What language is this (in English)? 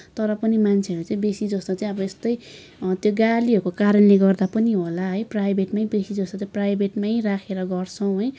Nepali